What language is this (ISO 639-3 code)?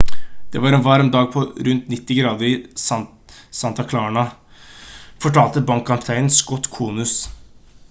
nob